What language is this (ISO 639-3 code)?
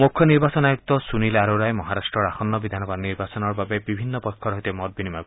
asm